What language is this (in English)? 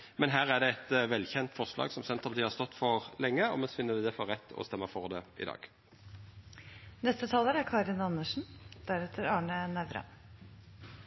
Norwegian